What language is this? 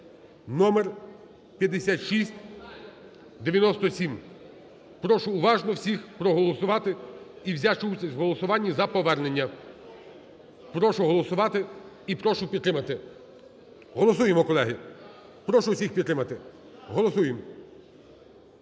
Ukrainian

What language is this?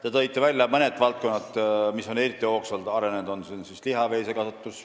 Estonian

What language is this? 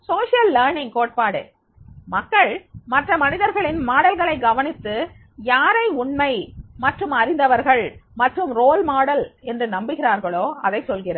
Tamil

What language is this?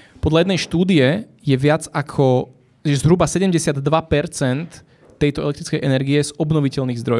Slovak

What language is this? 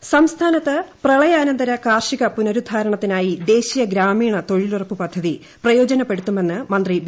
Malayalam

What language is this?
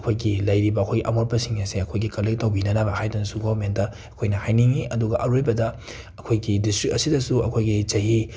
Manipuri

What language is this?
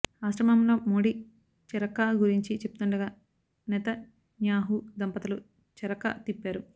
Telugu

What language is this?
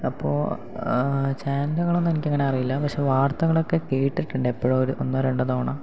Malayalam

